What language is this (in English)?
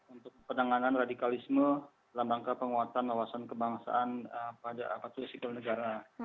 Indonesian